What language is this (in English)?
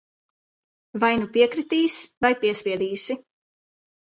Latvian